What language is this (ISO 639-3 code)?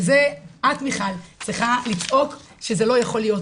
heb